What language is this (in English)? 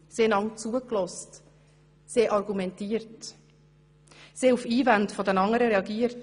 Swiss German